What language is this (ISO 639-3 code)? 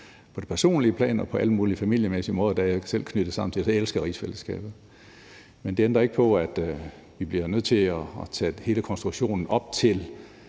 dan